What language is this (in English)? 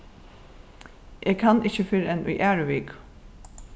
Faroese